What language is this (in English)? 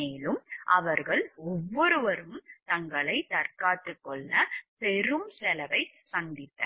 Tamil